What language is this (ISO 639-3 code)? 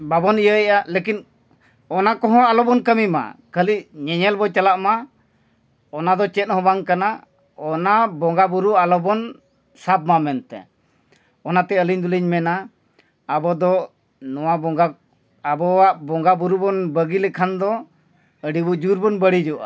sat